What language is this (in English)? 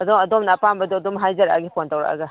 Manipuri